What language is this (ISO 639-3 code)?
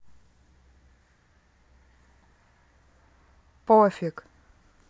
rus